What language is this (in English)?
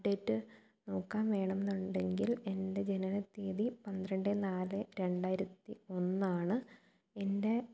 Malayalam